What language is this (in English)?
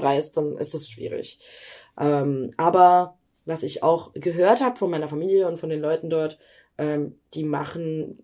German